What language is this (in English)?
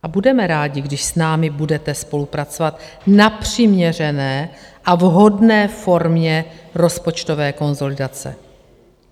Czech